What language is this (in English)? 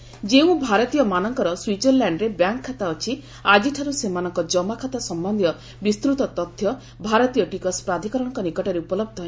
Odia